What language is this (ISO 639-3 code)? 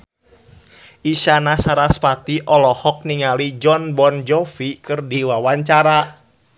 sun